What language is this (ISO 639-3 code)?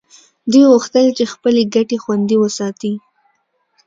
pus